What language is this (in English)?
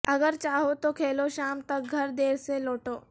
Urdu